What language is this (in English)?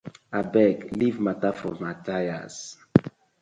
Nigerian Pidgin